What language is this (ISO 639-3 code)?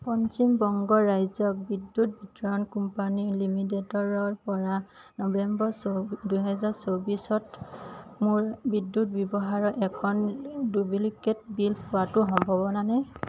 asm